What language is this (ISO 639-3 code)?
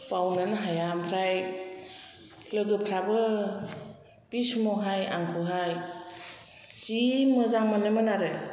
brx